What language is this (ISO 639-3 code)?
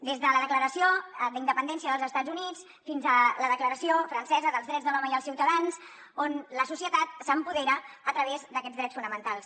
cat